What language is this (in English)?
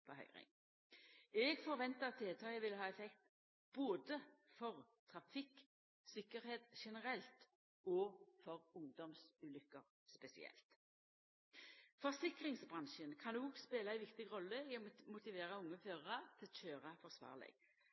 Norwegian Nynorsk